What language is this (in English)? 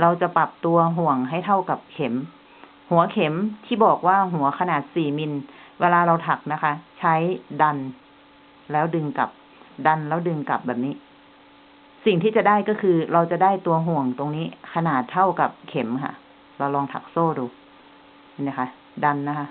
Thai